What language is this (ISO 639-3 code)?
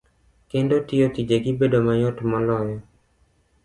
luo